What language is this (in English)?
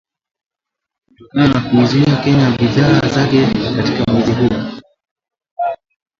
Swahili